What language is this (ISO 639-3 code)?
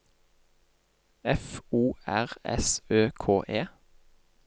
nor